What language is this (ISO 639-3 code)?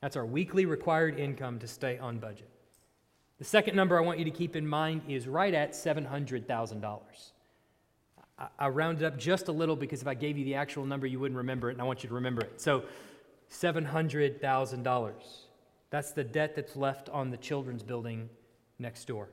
eng